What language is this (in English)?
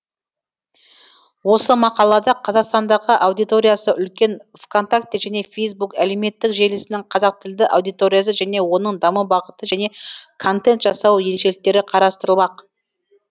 Kazakh